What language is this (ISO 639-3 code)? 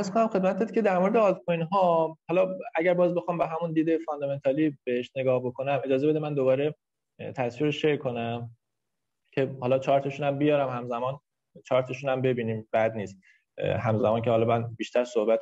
fas